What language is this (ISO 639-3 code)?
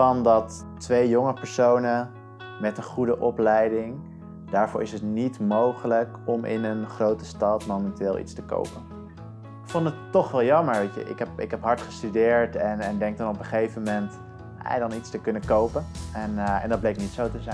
nld